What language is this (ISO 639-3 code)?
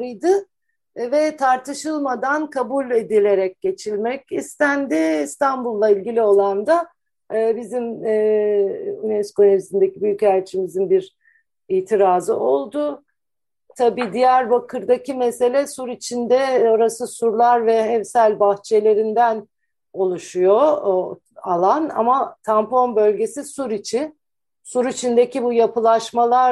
tur